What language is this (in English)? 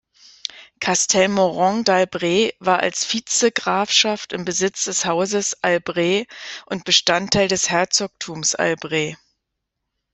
German